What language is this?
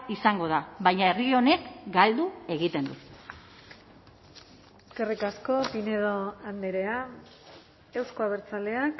Basque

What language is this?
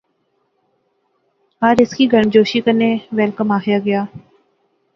Pahari-Potwari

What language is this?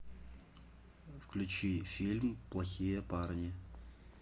Russian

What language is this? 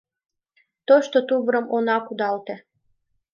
Mari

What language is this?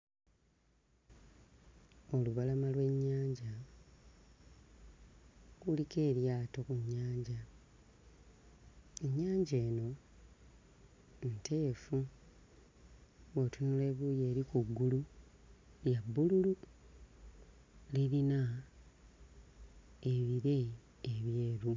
Ganda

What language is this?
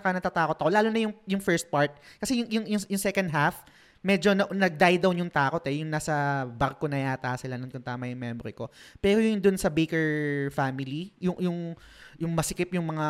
Filipino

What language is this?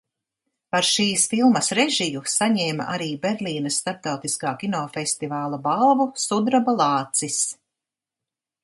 Latvian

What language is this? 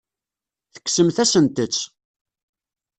Kabyle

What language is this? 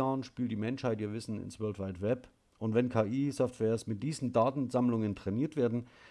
German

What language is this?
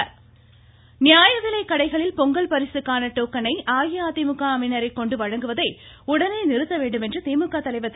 Tamil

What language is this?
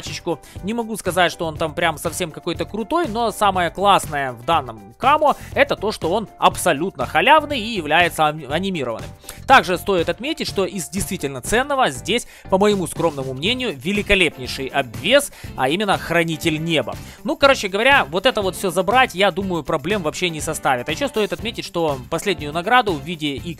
Russian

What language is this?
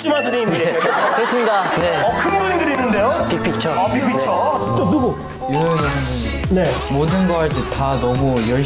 Korean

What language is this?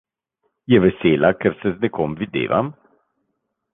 Slovenian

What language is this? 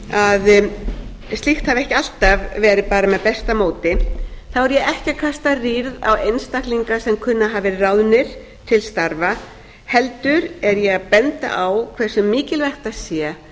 Icelandic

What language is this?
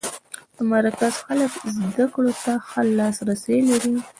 Pashto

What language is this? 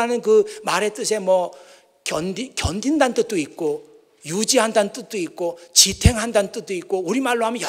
Korean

